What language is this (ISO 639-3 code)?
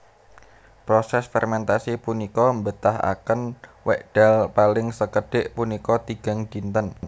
jav